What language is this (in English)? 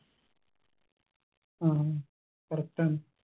Malayalam